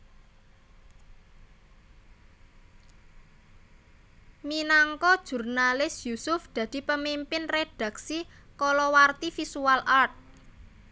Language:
Javanese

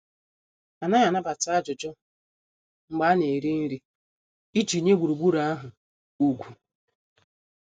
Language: Igbo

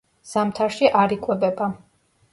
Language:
Georgian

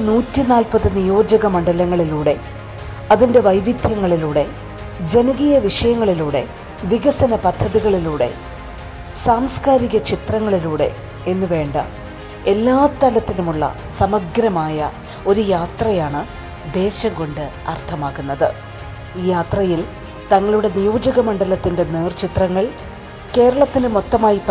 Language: Malayalam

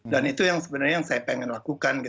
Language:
Indonesian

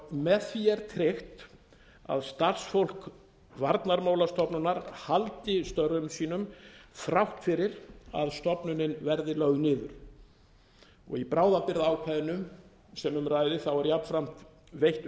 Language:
Icelandic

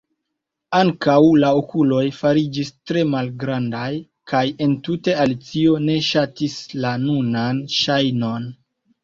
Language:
Esperanto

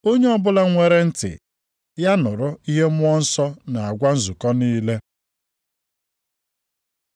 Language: Igbo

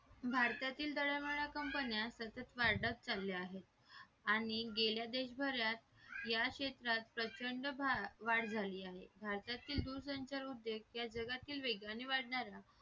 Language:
Marathi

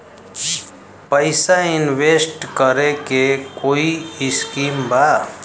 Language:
Bhojpuri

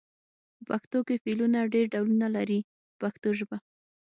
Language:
Pashto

